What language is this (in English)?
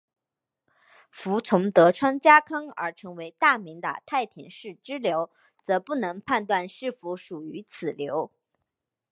Chinese